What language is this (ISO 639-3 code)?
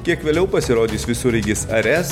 lit